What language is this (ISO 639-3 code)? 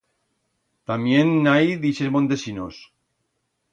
arg